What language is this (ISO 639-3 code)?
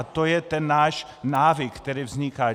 ces